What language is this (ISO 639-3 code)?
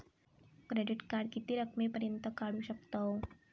mar